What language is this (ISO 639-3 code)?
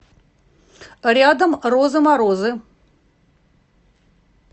rus